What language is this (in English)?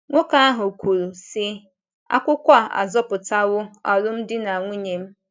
Igbo